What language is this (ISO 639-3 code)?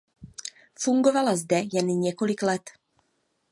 ces